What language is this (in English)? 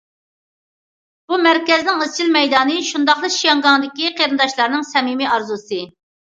Uyghur